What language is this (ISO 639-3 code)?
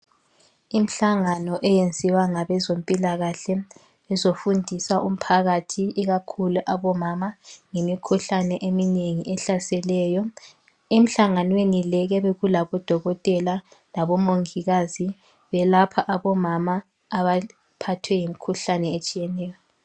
nde